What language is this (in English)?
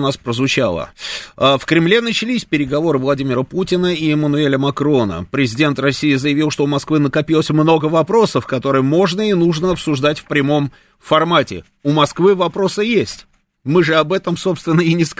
Russian